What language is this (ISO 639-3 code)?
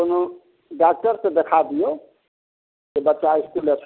mai